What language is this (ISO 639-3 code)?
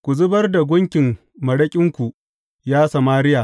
hau